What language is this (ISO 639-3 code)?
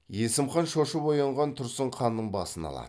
kaz